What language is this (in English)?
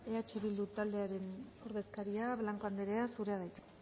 Basque